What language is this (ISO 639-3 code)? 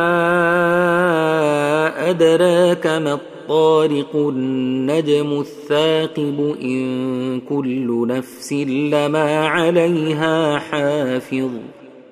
ara